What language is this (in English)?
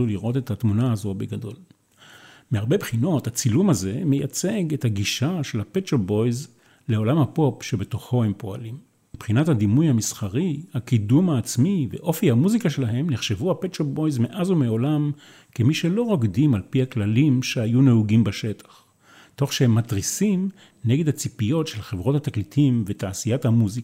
Hebrew